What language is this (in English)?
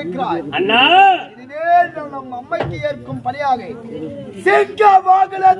Arabic